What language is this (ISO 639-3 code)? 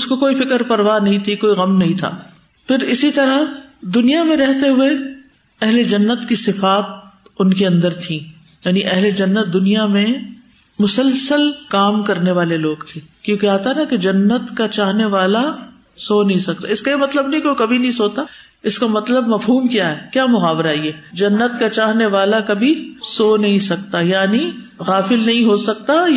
urd